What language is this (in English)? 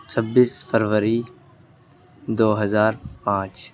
Urdu